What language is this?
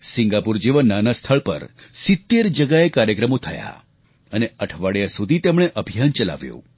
Gujarati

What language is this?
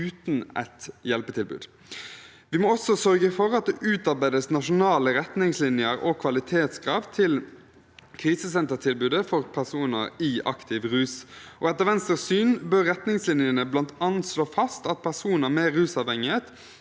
Norwegian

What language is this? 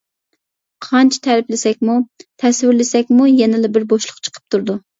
Uyghur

